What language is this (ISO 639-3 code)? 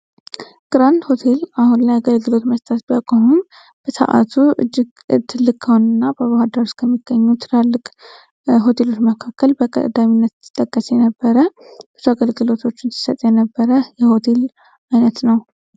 amh